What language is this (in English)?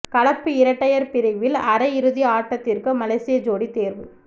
Tamil